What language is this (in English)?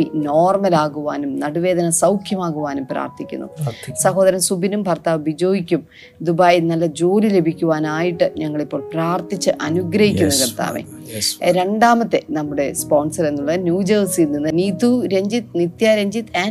Malayalam